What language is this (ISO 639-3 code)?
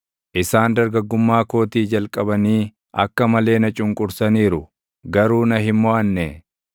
orm